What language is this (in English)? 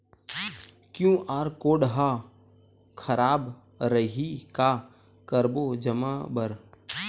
Chhattisgarhi